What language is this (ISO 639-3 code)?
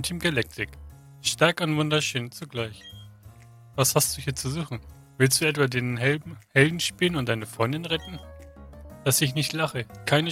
deu